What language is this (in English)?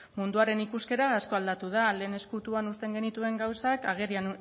Basque